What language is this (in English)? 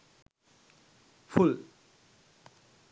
Sinhala